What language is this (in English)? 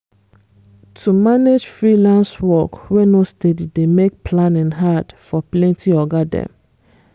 Nigerian Pidgin